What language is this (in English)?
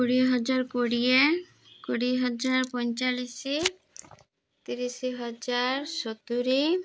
Odia